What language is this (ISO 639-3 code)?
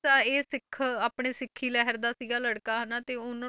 pan